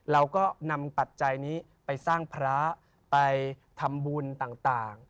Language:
Thai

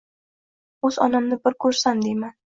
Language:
Uzbek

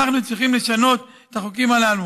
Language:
Hebrew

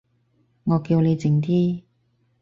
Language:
Cantonese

